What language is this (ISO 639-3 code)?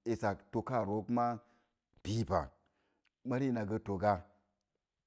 ver